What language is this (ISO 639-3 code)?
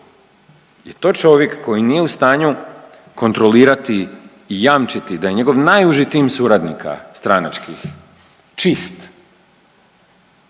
hrv